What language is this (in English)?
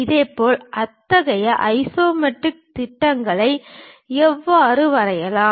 Tamil